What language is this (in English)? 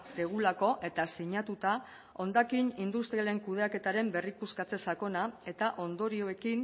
Basque